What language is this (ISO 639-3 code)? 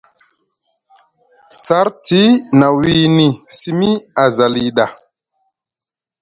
mug